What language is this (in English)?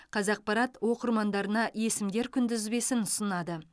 Kazakh